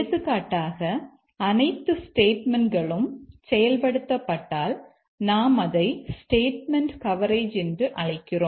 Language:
Tamil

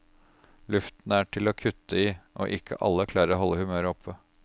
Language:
Norwegian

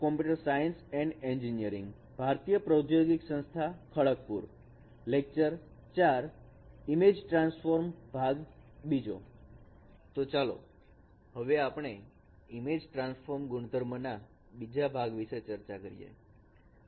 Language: Gujarati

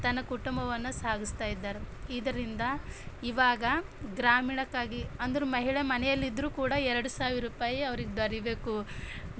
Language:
Kannada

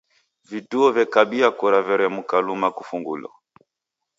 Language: Taita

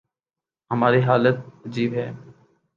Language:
Urdu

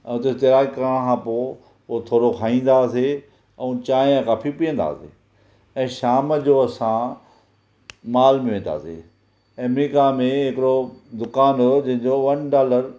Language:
Sindhi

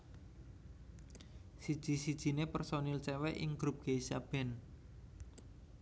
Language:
Javanese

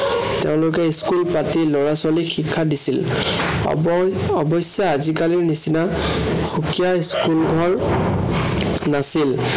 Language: Assamese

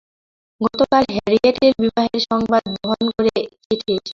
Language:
Bangla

